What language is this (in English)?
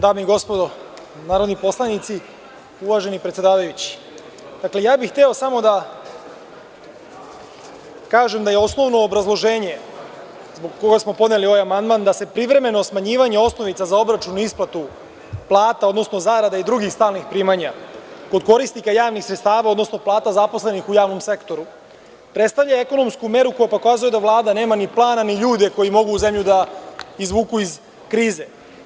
Serbian